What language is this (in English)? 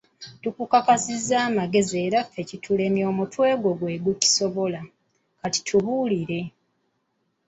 Ganda